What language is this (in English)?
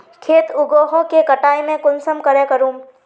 Magahi